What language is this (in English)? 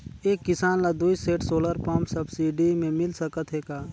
Chhattisgarhi